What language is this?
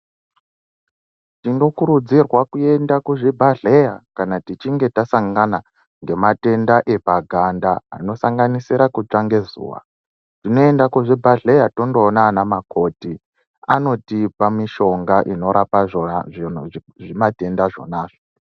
Ndau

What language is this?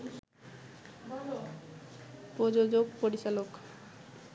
Bangla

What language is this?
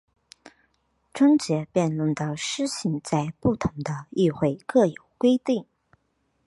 Chinese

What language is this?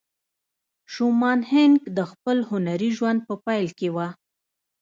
Pashto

